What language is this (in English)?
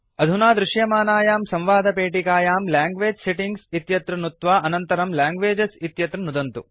Sanskrit